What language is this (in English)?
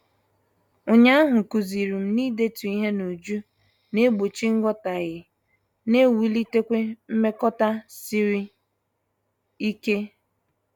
Igbo